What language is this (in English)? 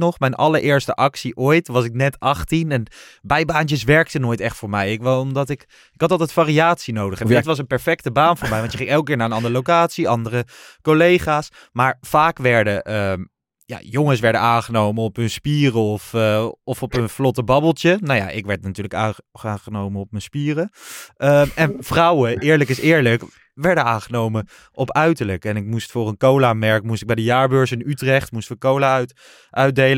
Dutch